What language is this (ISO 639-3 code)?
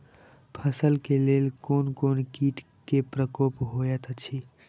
mai